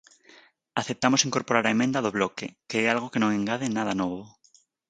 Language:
Galician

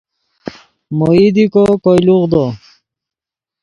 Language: Yidgha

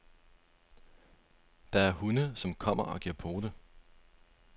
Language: Danish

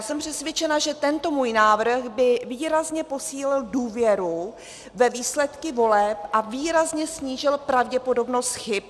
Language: Czech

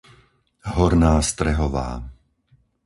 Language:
Slovak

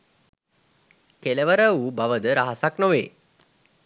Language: Sinhala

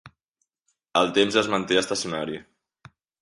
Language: Catalan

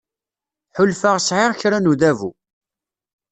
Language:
Kabyle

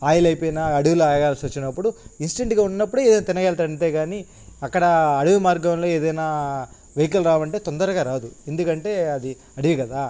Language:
Telugu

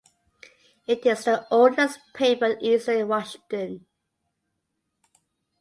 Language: English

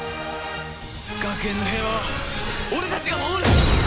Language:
Japanese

